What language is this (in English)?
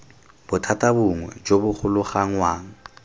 Tswana